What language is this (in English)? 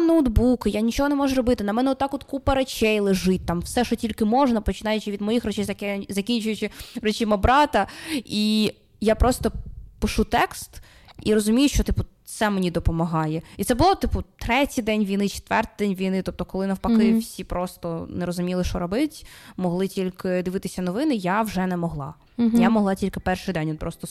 Ukrainian